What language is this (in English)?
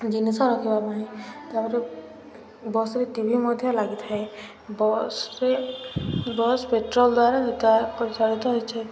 Odia